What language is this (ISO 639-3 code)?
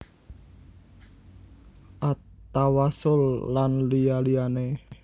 jav